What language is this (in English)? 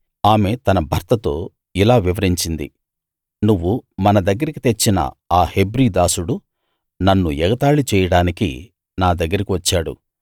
Telugu